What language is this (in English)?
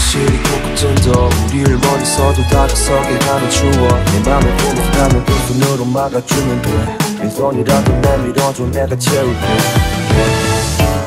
Korean